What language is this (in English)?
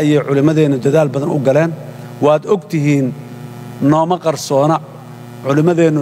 Arabic